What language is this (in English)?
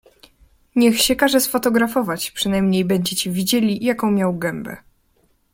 Polish